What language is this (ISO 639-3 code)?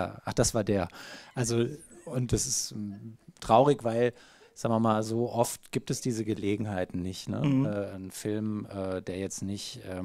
deu